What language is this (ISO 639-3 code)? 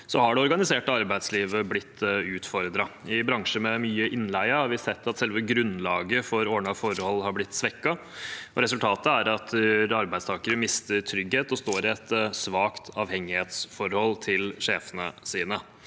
nor